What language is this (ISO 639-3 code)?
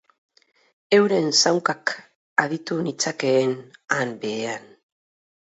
eus